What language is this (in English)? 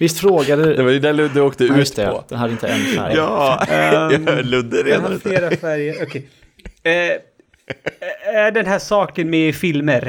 Swedish